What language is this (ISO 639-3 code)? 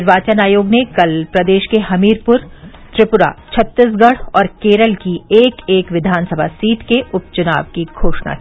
hin